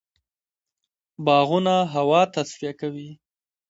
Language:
Pashto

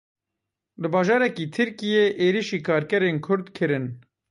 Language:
Kurdish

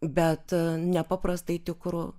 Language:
Lithuanian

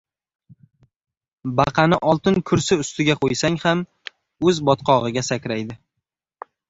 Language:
Uzbek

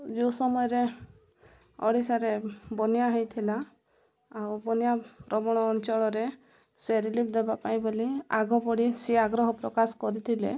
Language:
Odia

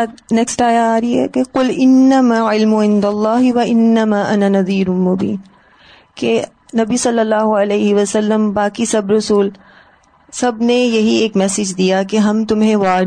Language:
Urdu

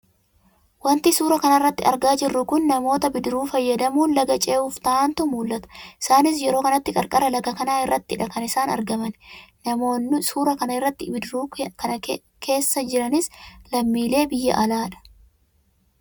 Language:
Oromo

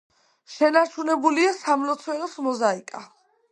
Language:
Georgian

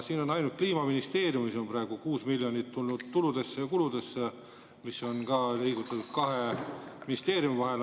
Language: Estonian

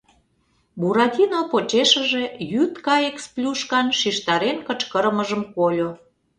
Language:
Mari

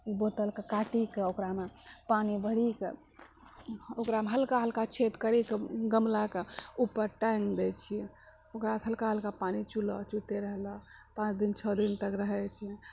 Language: Maithili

